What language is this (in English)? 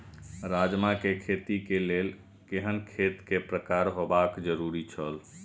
Maithili